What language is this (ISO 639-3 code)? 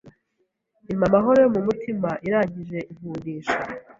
kin